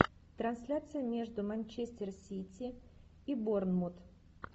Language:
Russian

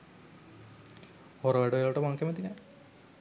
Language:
Sinhala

